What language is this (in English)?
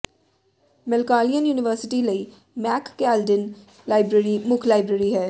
Punjabi